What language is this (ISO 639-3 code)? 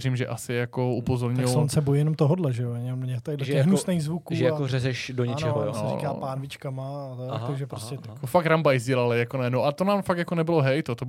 ces